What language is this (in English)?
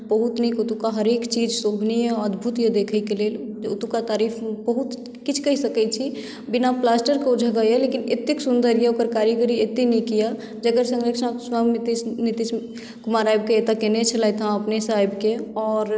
Maithili